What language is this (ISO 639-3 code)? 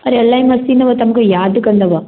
snd